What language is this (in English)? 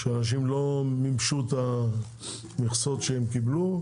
Hebrew